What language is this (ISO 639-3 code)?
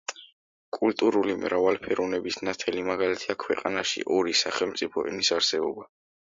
kat